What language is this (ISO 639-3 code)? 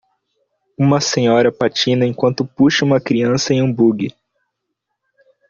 por